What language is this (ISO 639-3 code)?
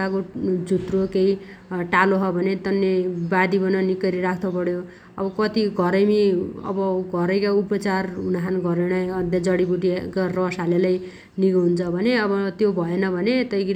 dty